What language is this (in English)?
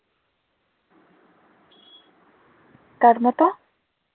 Bangla